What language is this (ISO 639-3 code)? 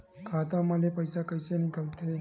hne